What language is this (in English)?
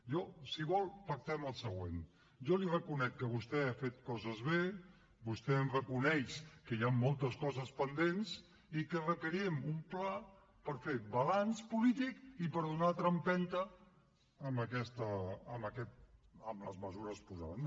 Catalan